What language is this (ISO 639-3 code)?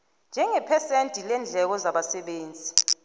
nbl